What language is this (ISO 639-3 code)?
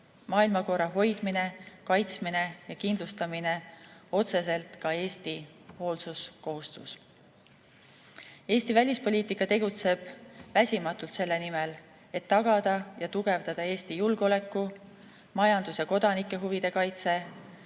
est